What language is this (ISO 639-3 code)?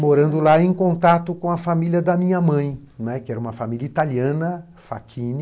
por